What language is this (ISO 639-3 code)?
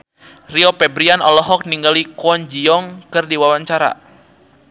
sun